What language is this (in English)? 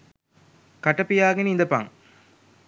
Sinhala